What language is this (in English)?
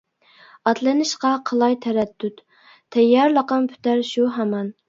Uyghur